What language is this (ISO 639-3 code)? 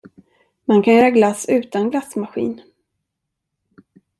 swe